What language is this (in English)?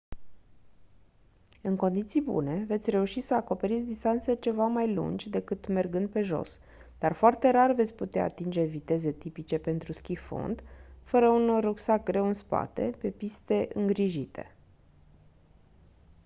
Romanian